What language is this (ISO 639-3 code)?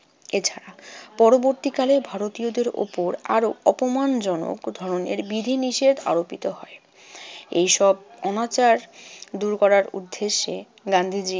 ben